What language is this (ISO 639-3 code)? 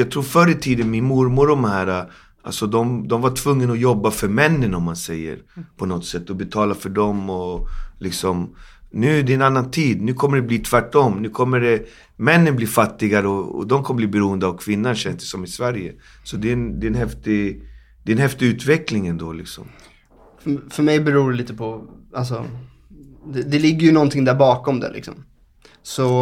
swe